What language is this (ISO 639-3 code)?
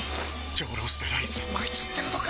jpn